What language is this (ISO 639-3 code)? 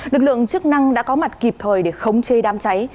vie